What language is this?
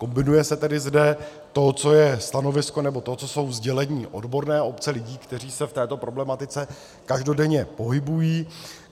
Czech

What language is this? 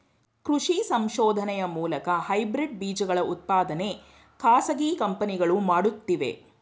Kannada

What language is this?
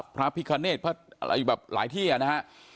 Thai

